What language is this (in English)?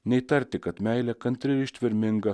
Lithuanian